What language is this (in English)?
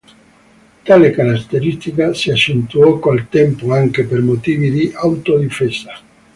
Italian